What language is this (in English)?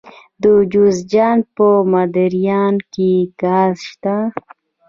Pashto